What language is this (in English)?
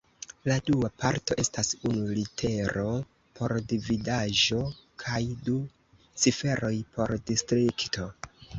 Esperanto